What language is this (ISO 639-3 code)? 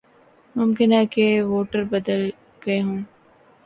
urd